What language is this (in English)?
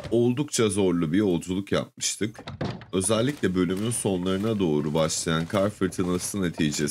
Turkish